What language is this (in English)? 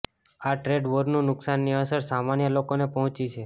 Gujarati